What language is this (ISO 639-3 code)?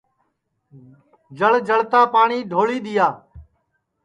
ssi